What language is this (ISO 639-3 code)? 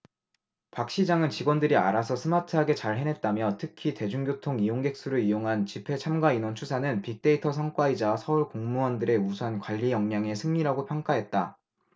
kor